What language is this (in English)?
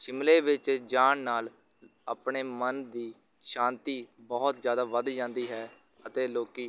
Punjabi